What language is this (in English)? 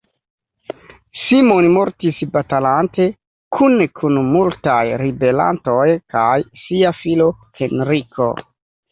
Esperanto